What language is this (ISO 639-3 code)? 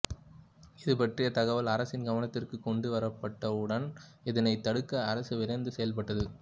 tam